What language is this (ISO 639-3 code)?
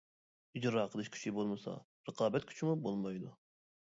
uig